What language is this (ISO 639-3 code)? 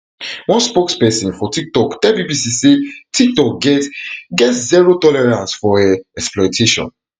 pcm